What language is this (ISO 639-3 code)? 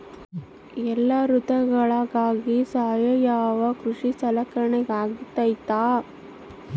kan